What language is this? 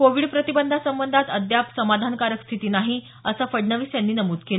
Marathi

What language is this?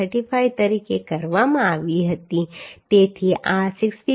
Gujarati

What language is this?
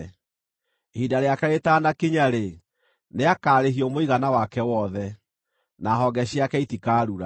Kikuyu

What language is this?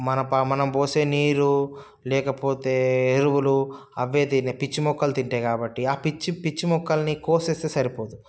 Telugu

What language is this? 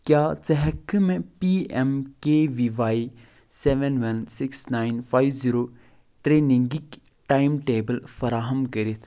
Kashmiri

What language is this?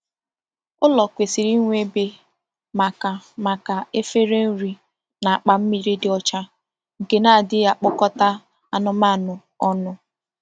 Igbo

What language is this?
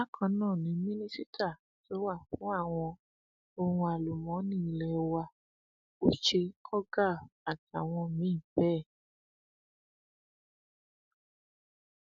Yoruba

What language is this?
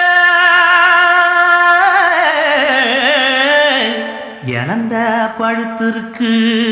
Tamil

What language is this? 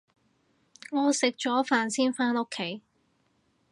Cantonese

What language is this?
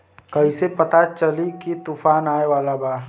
Bhojpuri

